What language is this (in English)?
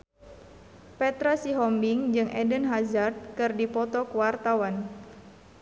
Sundanese